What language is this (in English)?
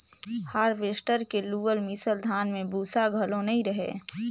Chhattisgarhi